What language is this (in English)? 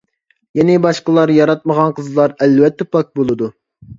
Uyghur